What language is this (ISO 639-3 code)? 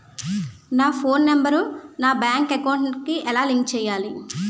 tel